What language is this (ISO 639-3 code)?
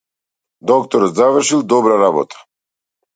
mkd